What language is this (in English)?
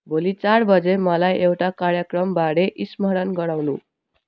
Nepali